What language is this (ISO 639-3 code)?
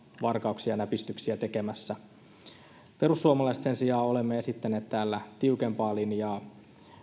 fin